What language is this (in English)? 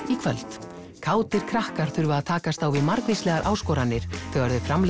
Icelandic